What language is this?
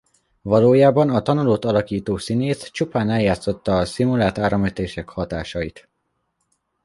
Hungarian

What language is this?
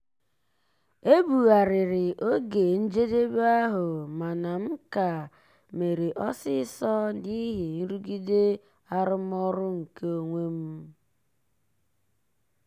Igbo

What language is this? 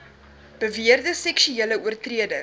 Afrikaans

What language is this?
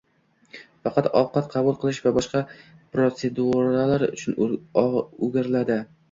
Uzbek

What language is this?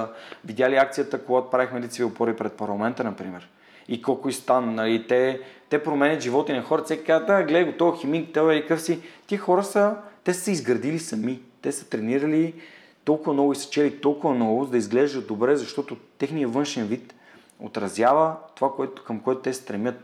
Bulgarian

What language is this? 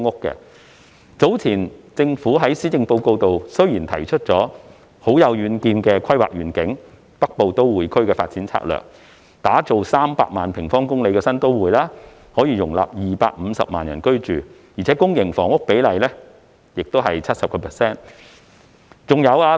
Cantonese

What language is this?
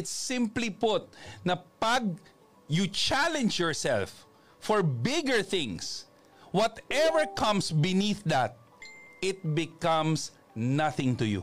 Filipino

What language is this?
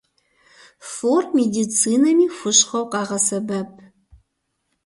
Kabardian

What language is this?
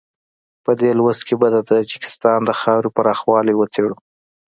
Pashto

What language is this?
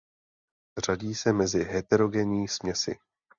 Czech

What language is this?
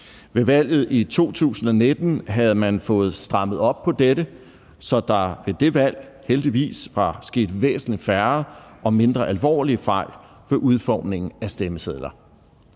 Danish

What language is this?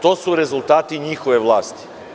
Serbian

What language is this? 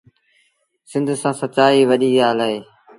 Sindhi Bhil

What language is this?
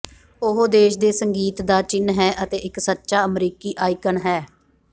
Punjabi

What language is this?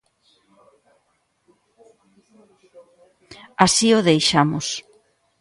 Galician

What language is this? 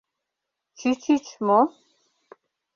Mari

